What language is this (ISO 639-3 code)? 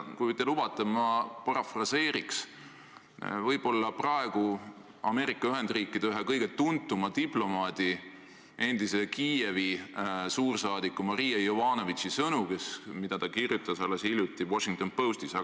est